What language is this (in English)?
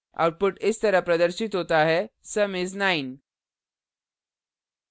Hindi